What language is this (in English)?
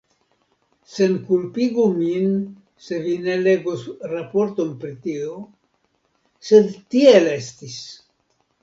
Esperanto